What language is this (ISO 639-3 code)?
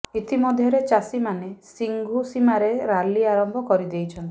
ori